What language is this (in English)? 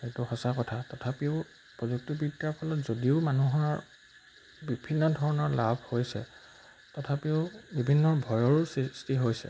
Assamese